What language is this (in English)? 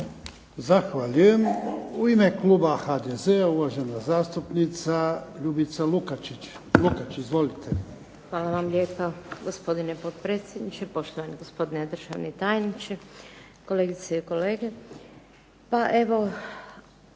Croatian